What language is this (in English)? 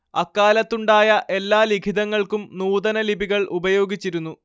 Malayalam